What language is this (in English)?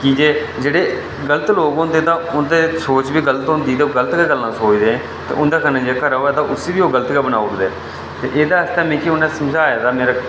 Dogri